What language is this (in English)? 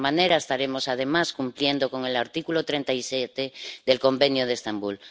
Spanish